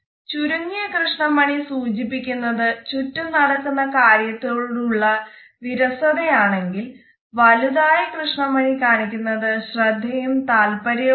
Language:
Malayalam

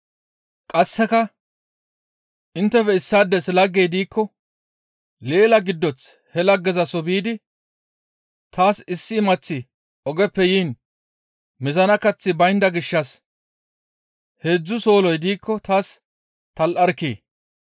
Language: Gamo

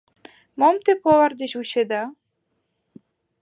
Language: Mari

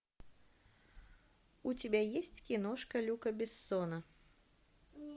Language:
Russian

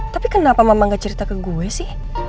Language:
Indonesian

